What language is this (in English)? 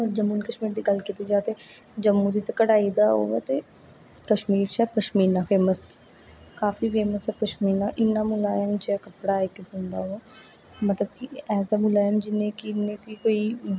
Dogri